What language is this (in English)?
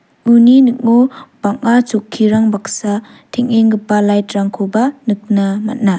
Garo